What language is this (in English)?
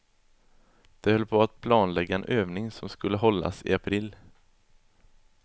Swedish